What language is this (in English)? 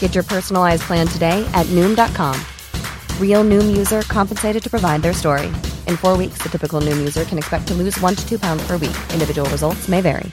Persian